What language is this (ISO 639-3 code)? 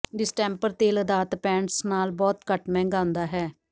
pan